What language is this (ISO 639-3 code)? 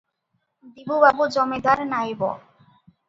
ori